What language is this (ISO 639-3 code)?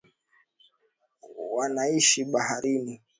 swa